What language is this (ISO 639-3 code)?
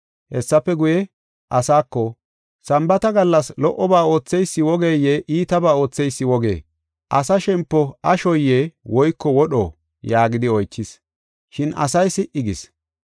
gof